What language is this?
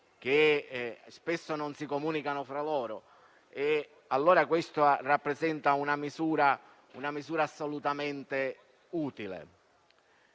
Italian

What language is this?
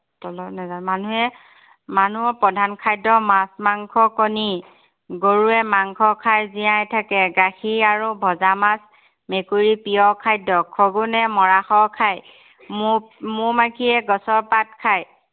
Assamese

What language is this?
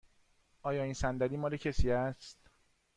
Persian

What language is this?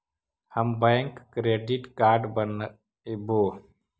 Magahi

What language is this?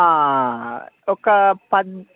Telugu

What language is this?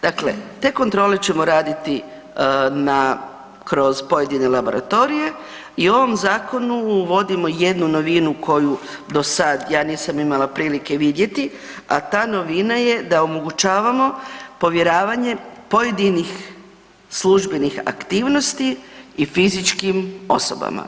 Croatian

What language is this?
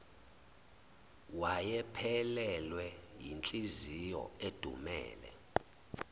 Zulu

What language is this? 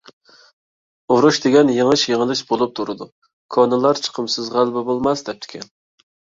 Uyghur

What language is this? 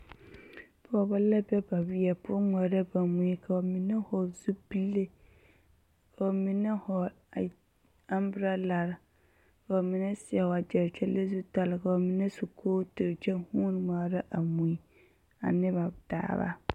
Southern Dagaare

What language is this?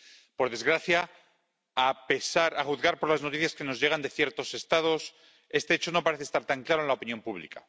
Spanish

